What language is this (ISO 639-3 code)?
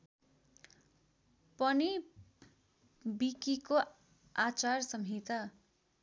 nep